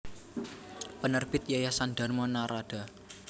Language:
Javanese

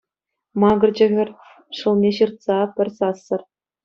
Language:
Chuvash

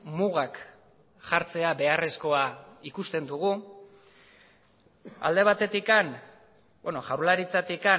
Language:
Basque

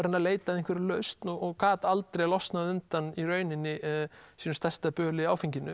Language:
Icelandic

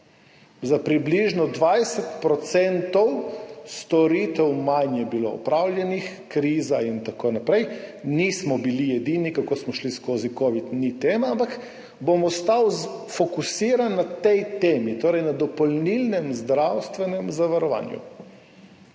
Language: Slovenian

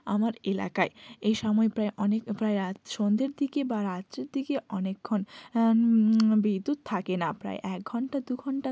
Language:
Bangla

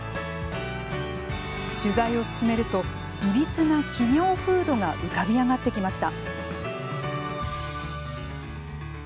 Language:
Japanese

